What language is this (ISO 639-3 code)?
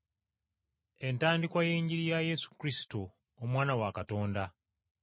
lug